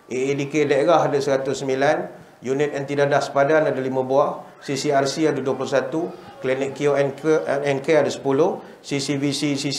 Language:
Malay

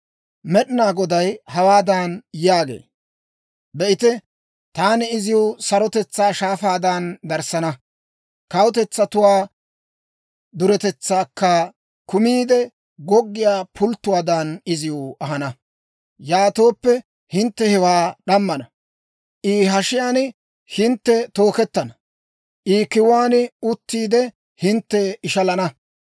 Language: Dawro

